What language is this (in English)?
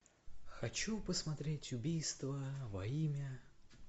Russian